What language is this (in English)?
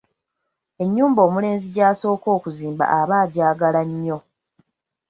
Ganda